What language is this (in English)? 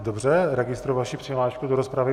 Czech